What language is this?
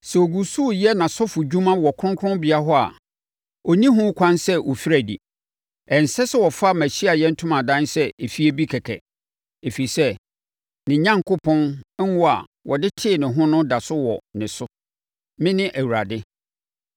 Akan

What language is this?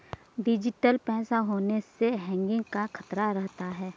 Hindi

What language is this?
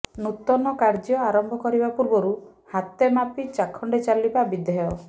Odia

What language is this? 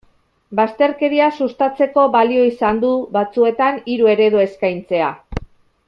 Basque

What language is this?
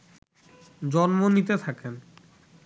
Bangla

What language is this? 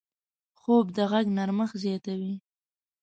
Pashto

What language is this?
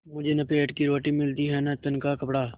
Hindi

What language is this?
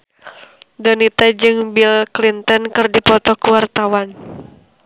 Sundanese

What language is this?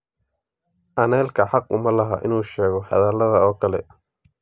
Somali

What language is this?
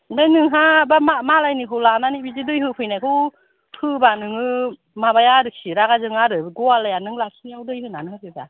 Bodo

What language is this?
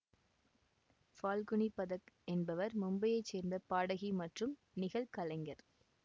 Tamil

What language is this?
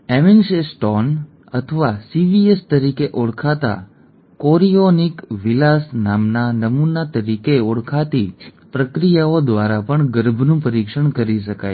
Gujarati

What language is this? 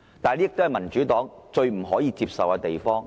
Cantonese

